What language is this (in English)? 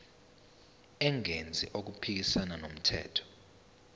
Zulu